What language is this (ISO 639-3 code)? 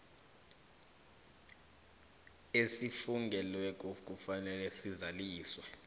nbl